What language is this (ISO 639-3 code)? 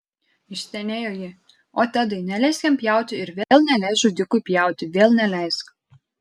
lit